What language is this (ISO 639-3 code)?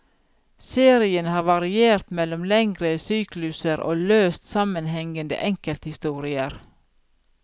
nor